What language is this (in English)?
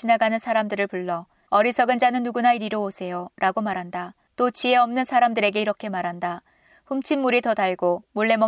Korean